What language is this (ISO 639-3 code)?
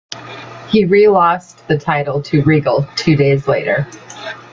eng